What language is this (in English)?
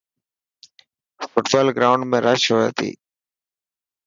Dhatki